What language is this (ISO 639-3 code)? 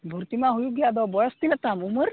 sat